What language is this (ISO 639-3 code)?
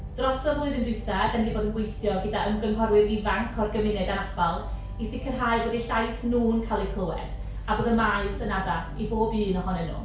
cym